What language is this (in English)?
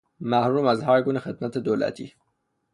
Persian